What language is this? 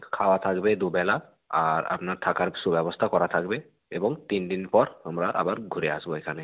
Bangla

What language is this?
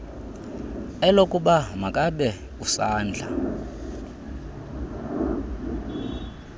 Xhosa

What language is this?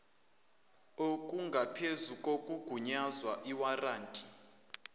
Zulu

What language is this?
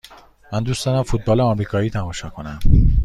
Persian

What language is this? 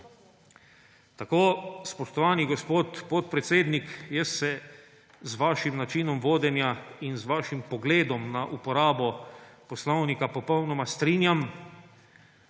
Slovenian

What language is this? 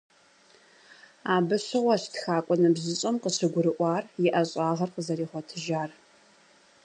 Kabardian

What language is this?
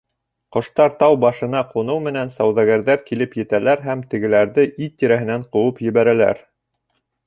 Bashkir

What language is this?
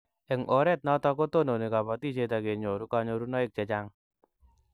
Kalenjin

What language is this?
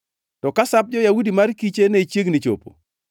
Luo (Kenya and Tanzania)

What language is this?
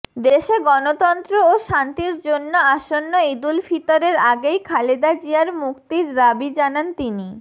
Bangla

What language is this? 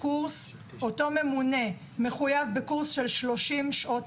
Hebrew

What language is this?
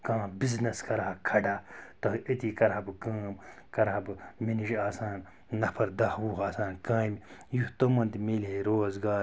Kashmiri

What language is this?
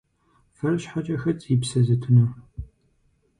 Kabardian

